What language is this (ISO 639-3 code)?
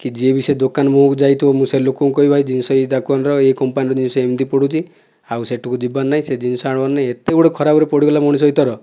ori